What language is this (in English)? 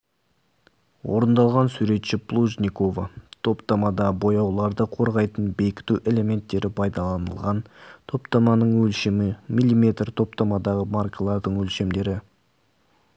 Kazakh